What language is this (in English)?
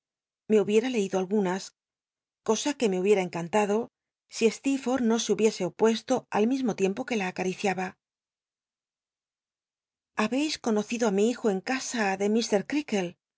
Spanish